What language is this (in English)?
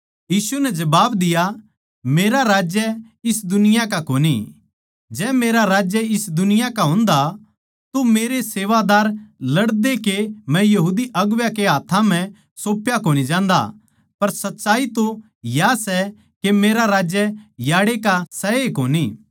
Haryanvi